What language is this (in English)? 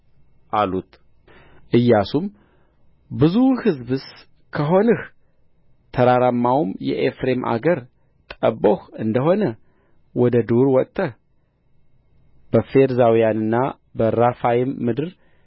Amharic